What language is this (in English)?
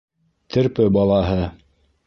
Bashkir